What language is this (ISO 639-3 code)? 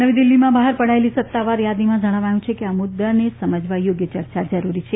guj